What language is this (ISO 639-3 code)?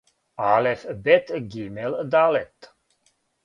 srp